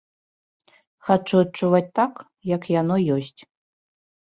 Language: Belarusian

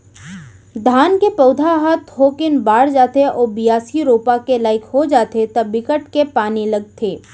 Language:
Chhattisgarhi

